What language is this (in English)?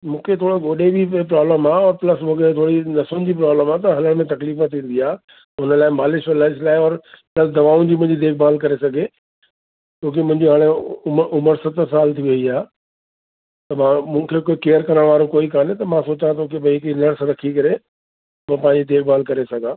Sindhi